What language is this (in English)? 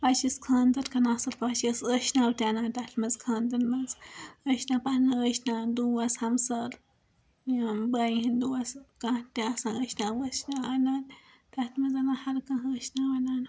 Kashmiri